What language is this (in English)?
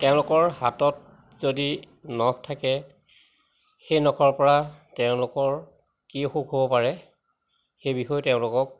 Assamese